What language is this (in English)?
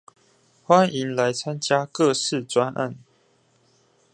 Chinese